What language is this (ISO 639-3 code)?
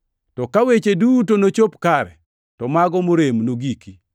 luo